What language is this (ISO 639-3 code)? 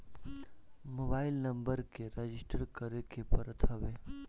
bho